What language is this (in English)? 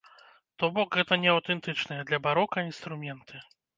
Belarusian